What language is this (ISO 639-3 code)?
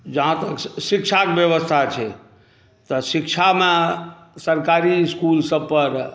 mai